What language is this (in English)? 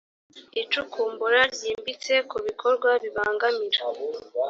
Kinyarwanda